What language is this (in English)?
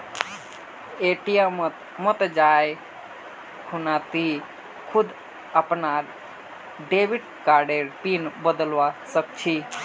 Magahi